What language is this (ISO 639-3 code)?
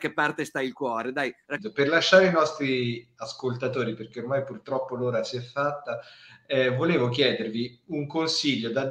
ita